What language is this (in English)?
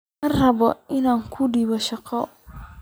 Somali